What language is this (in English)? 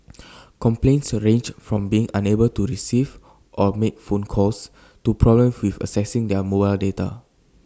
English